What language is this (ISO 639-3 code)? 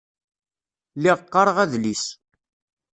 kab